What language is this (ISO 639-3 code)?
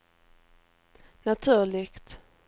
swe